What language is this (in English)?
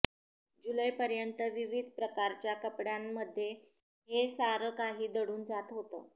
Marathi